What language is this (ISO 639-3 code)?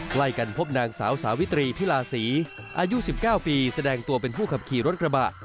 tha